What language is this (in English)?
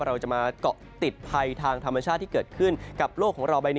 Thai